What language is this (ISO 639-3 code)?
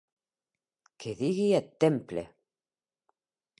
oci